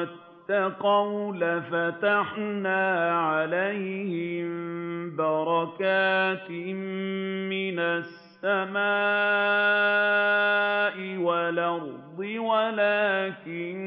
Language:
Arabic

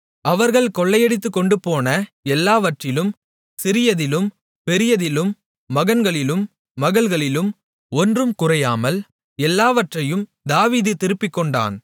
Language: Tamil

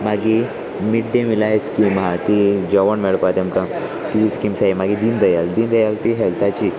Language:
Konkani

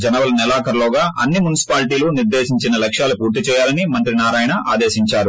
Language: Telugu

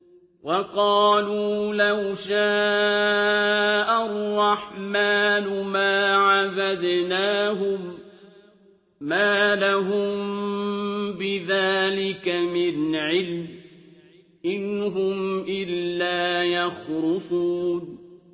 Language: Arabic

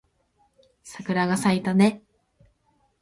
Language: Japanese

